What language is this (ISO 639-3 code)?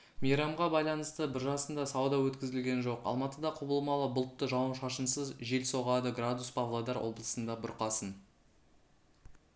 kaz